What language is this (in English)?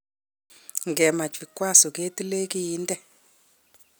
Kalenjin